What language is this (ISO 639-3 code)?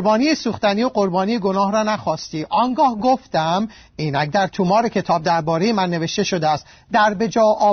fas